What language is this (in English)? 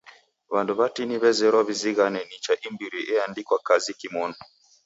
Taita